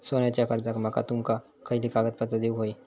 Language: Marathi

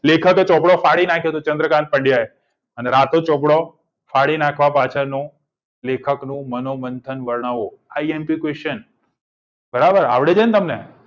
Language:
Gujarati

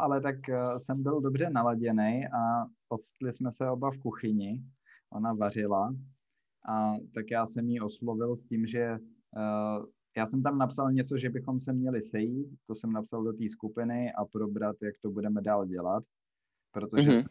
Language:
Czech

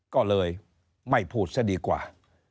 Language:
Thai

